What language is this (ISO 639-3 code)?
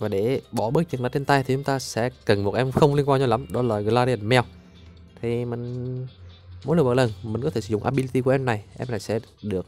vie